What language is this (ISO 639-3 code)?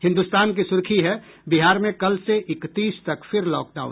hin